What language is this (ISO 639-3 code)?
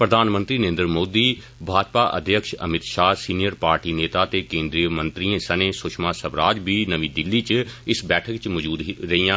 doi